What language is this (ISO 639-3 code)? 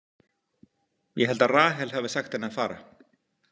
isl